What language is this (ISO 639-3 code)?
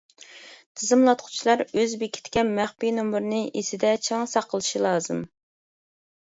uig